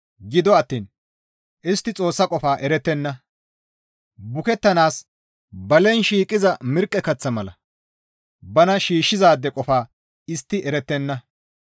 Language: Gamo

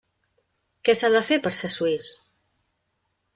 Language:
Catalan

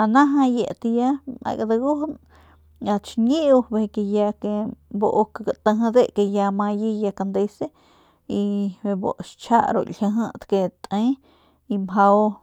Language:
Northern Pame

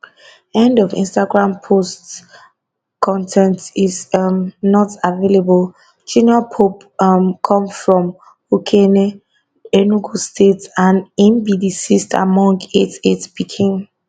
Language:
Nigerian Pidgin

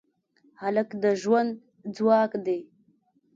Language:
Pashto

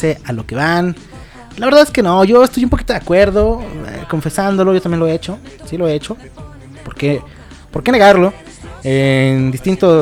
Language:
Spanish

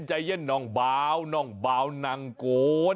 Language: Thai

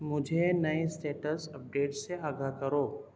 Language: Urdu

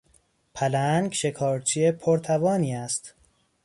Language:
Persian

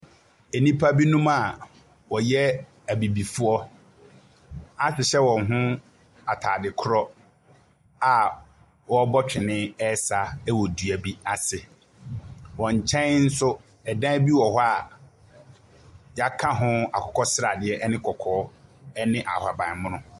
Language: Akan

